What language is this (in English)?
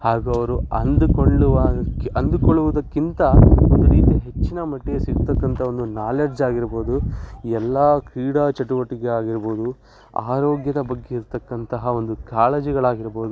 Kannada